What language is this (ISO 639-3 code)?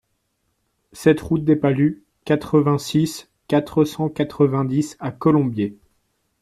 fra